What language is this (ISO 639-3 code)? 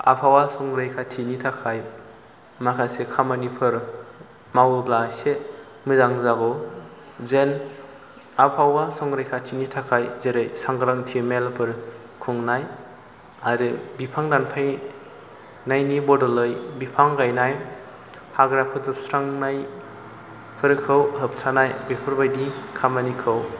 brx